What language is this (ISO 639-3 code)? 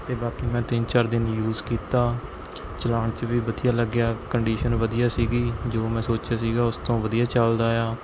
pan